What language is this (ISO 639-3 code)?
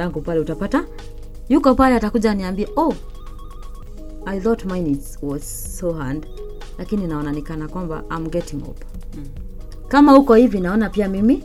swa